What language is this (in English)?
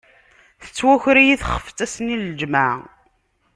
Kabyle